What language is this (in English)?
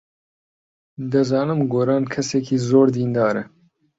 Central Kurdish